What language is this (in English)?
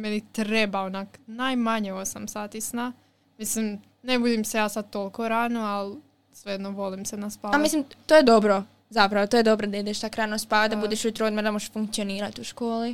Croatian